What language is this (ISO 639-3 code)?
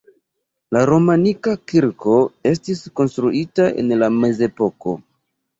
epo